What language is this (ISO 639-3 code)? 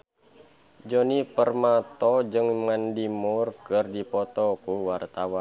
sun